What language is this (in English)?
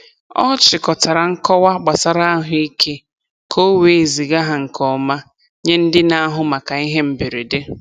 Igbo